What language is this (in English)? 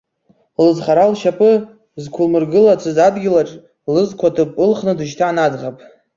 Abkhazian